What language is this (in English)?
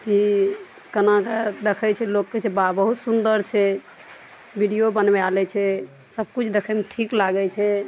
Maithili